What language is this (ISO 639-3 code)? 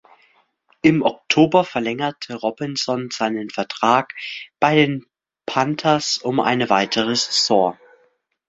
deu